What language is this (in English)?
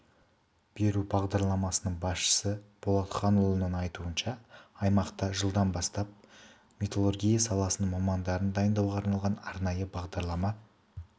Kazakh